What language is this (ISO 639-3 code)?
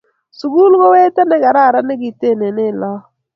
kln